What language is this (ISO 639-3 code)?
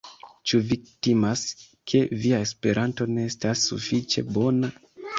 epo